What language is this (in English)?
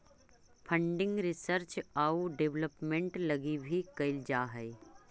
Magahi